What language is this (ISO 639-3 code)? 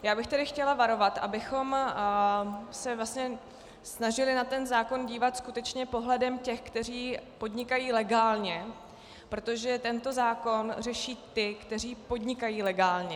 ces